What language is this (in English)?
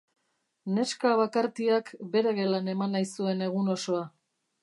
Basque